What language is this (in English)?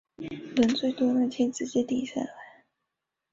Chinese